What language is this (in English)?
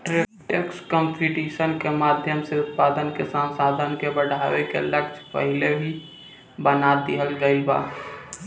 Bhojpuri